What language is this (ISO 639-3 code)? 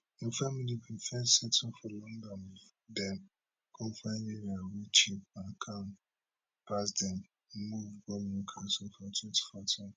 pcm